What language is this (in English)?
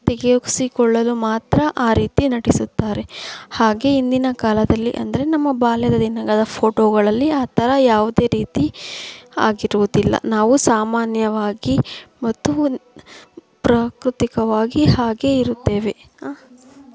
Kannada